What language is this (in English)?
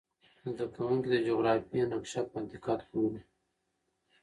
Pashto